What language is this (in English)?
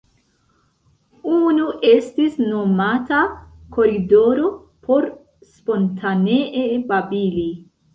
Esperanto